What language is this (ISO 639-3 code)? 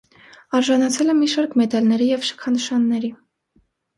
hye